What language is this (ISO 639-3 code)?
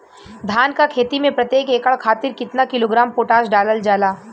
bho